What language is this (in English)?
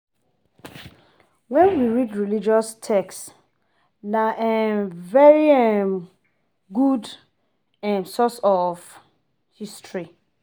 Nigerian Pidgin